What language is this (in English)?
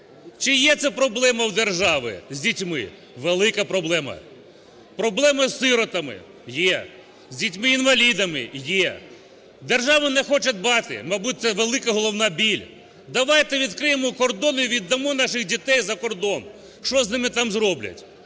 Ukrainian